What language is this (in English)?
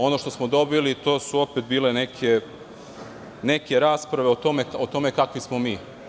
Serbian